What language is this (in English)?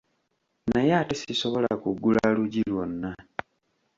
Ganda